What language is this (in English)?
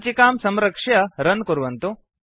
Sanskrit